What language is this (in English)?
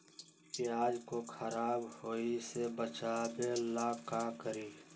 Magahi